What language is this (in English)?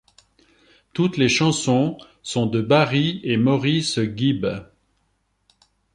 French